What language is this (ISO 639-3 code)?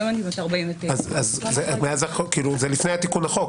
heb